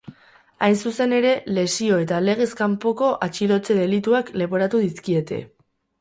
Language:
Basque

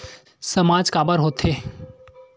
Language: Chhattisgarhi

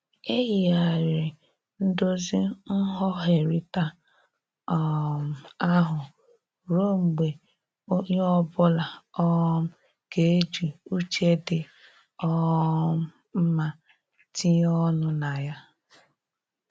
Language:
Igbo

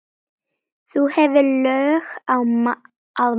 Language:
Icelandic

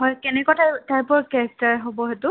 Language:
Assamese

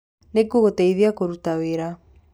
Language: Kikuyu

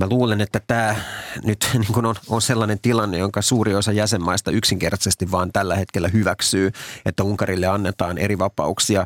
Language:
Finnish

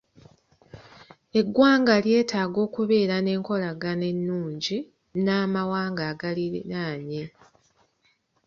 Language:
Ganda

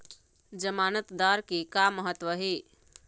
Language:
Chhattisgarhi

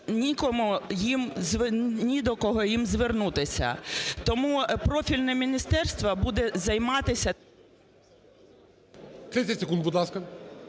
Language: Ukrainian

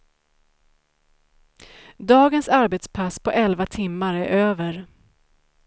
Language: Swedish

